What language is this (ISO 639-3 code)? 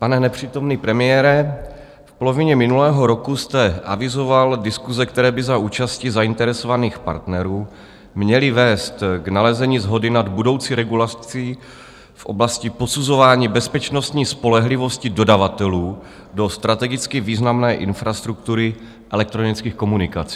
ces